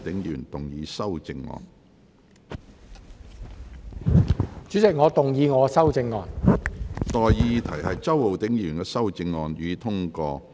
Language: Cantonese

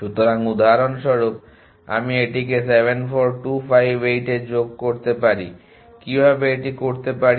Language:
Bangla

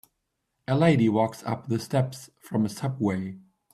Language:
English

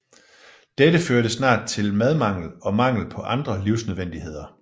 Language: Danish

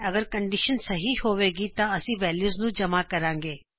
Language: Punjabi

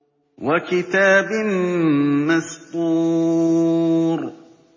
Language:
Arabic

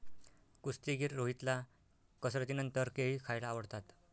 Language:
Marathi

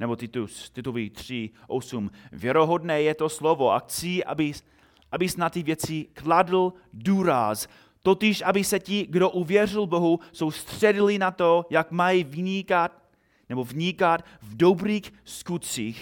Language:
Czech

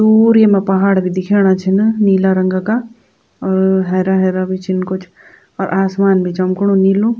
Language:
Garhwali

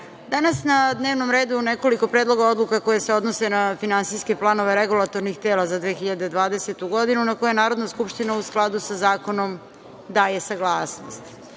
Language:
Serbian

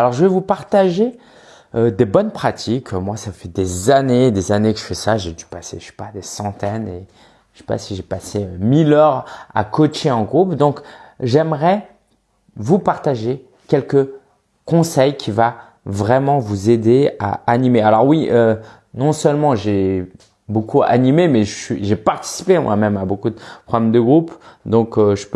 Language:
French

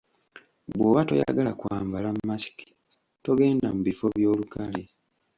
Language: Ganda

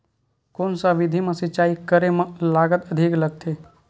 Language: Chhattisgarhi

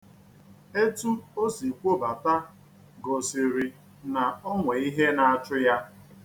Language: Igbo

